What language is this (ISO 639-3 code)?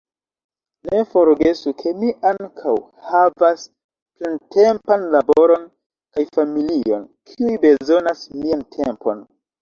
epo